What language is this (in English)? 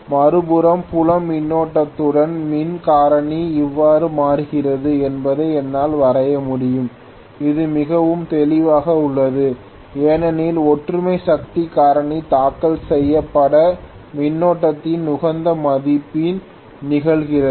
Tamil